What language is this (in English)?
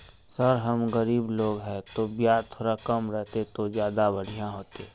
Magahi